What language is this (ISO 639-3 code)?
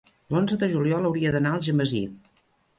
cat